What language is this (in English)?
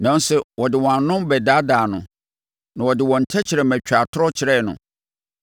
Akan